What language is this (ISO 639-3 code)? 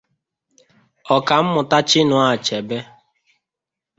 ibo